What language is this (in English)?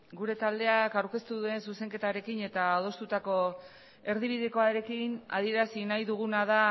Basque